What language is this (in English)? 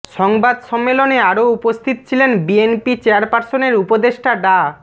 Bangla